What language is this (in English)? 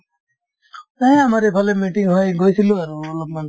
Assamese